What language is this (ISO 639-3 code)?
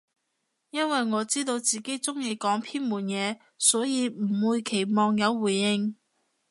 yue